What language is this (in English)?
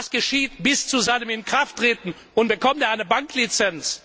German